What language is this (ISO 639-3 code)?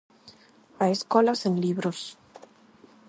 glg